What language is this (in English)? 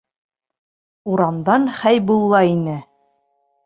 Bashkir